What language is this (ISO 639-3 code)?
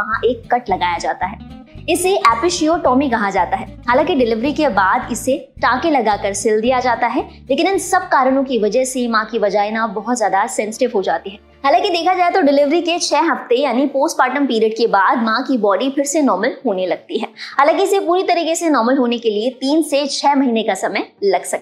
hin